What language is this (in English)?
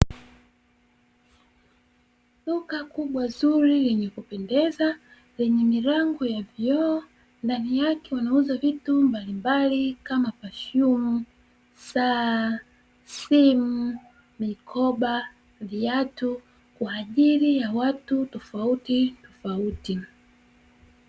Swahili